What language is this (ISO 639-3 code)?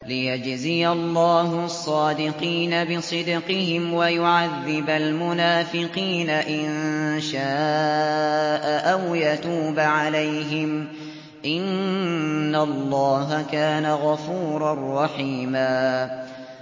ara